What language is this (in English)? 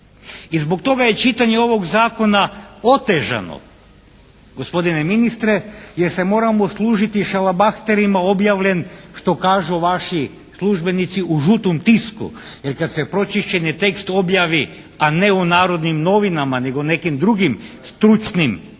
Croatian